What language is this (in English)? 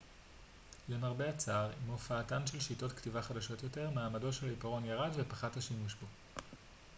Hebrew